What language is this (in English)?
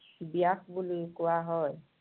Assamese